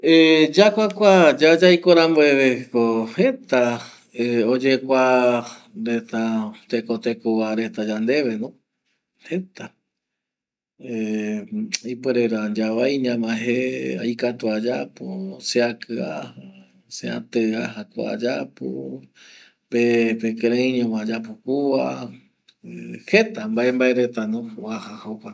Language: Eastern Bolivian Guaraní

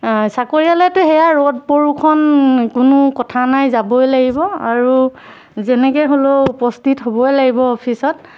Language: Assamese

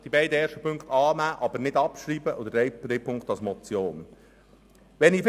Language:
Swiss German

